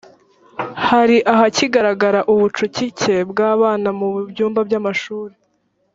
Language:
Kinyarwanda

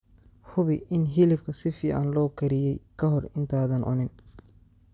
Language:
Somali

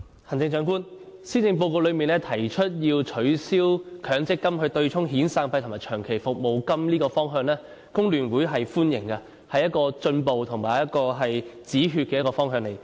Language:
Cantonese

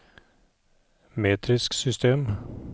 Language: Norwegian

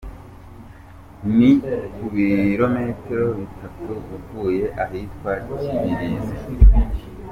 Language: Kinyarwanda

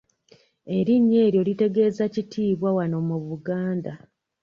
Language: Ganda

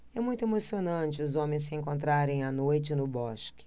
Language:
Portuguese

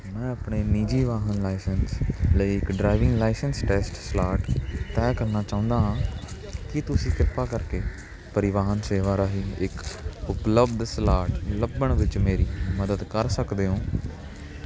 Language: Punjabi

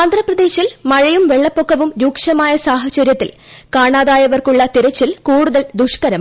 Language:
Malayalam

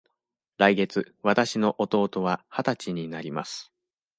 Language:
Japanese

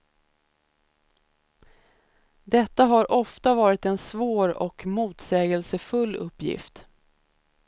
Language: Swedish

